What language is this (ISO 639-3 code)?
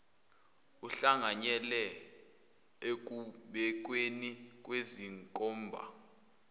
zul